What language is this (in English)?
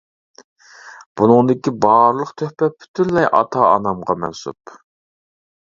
Uyghur